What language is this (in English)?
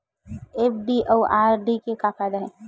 Chhattisgarhi